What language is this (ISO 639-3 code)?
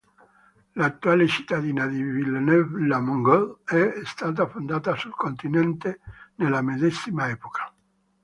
ita